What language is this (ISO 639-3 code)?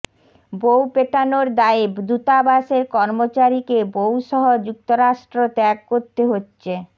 ben